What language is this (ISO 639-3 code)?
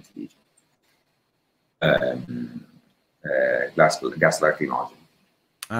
ita